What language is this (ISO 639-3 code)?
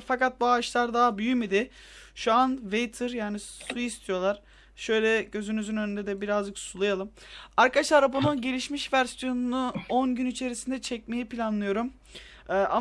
tur